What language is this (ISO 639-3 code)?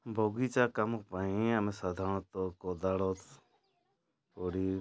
ori